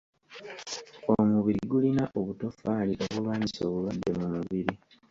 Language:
Ganda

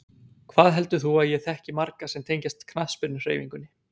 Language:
Icelandic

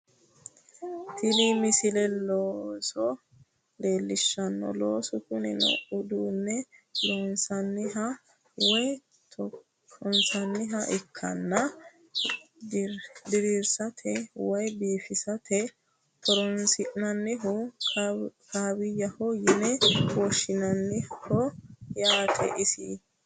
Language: Sidamo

